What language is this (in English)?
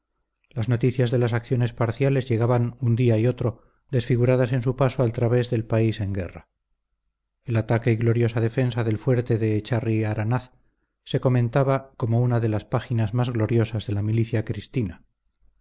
Spanish